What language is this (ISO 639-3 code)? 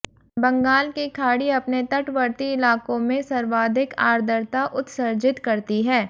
hin